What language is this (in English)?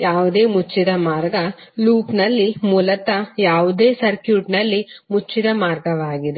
Kannada